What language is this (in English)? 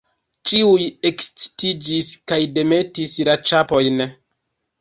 Esperanto